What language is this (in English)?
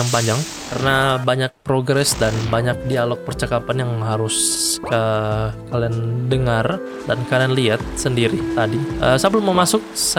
Indonesian